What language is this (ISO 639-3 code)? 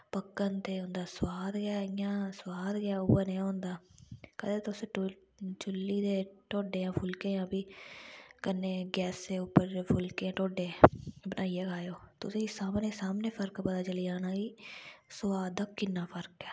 doi